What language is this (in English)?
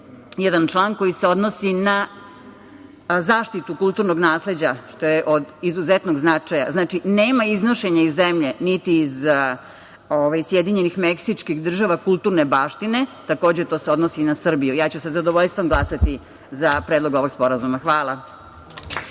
Serbian